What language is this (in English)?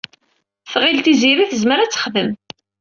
Kabyle